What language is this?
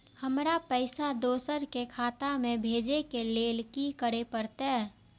Maithili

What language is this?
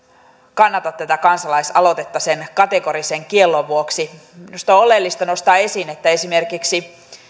Finnish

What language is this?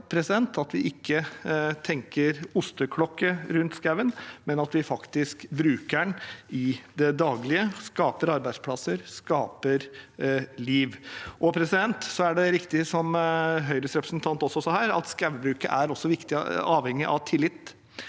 Norwegian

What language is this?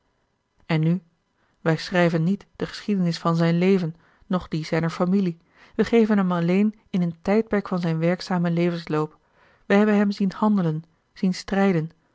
Dutch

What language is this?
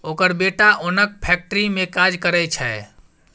Maithili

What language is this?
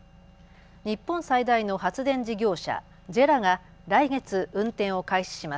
Japanese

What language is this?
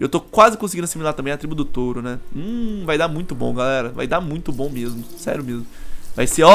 Portuguese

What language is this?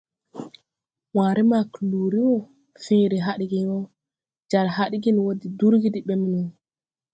Tupuri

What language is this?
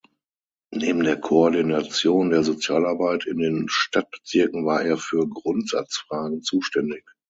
German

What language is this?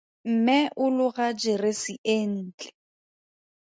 Tswana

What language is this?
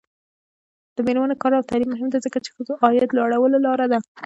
Pashto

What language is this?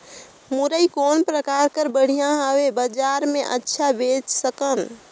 Chhattisgarhi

